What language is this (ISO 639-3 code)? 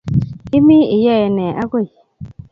kln